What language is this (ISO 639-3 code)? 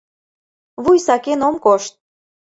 chm